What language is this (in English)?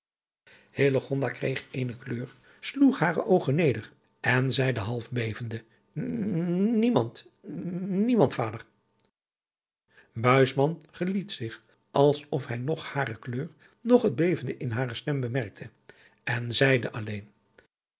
Dutch